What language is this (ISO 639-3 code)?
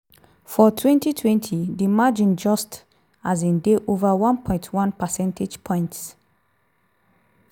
pcm